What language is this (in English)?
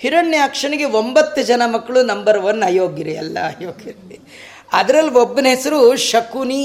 Kannada